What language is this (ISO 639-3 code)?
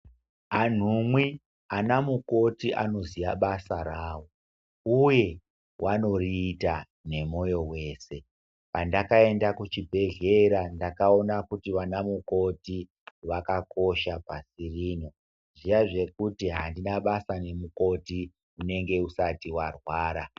ndc